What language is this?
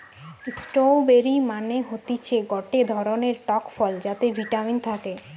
Bangla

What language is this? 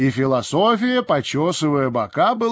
Russian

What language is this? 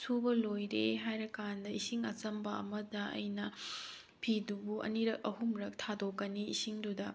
Manipuri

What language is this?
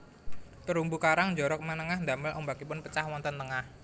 Javanese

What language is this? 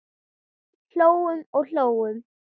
Icelandic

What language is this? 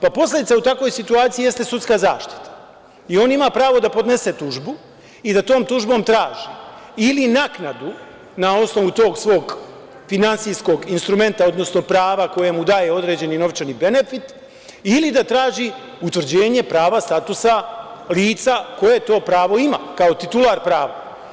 Serbian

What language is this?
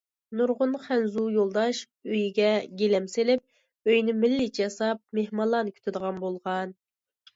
Uyghur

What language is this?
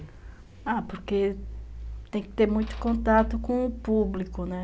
Portuguese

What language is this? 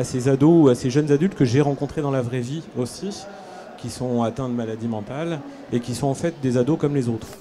French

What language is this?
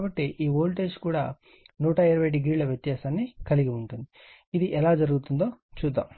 Telugu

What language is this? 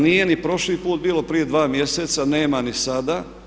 Croatian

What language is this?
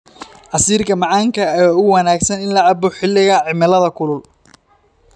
Somali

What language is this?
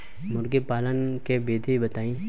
Bhojpuri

